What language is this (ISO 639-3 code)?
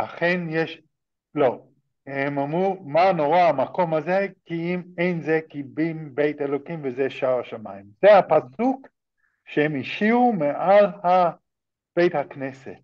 heb